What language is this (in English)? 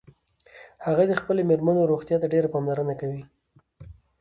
Pashto